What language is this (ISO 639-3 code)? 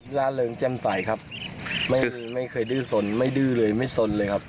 tha